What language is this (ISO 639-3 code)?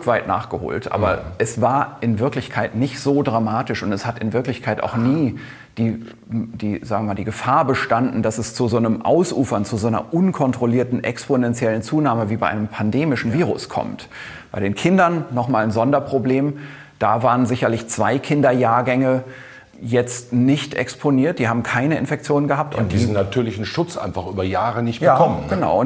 deu